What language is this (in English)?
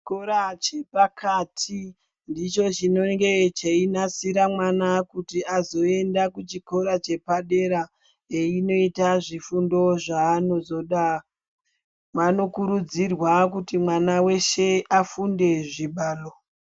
Ndau